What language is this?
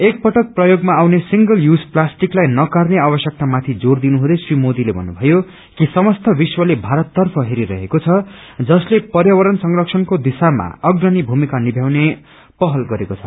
Nepali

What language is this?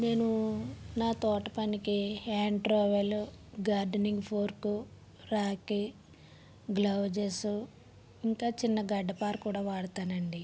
Telugu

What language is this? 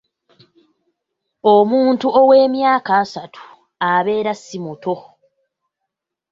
Ganda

